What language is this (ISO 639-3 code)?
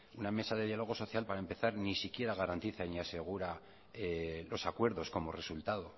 spa